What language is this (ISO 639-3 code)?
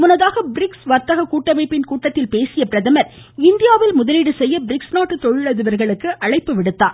tam